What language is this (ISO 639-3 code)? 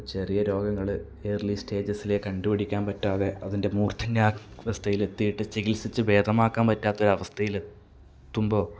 mal